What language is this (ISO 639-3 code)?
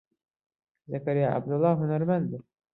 ckb